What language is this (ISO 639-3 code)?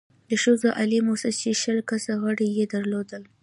pus